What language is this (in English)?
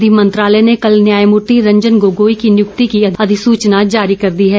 Hindi